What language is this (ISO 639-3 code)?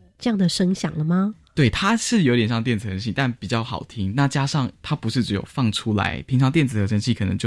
zho